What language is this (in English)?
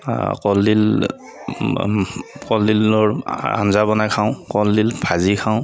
Assamese